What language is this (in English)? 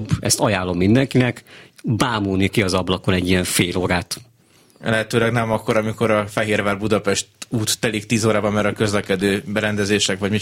Hungarian